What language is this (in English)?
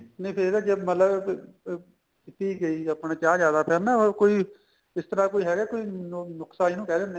Punjabi